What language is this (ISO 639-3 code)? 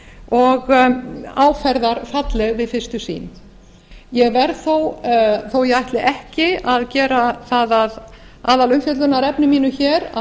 isl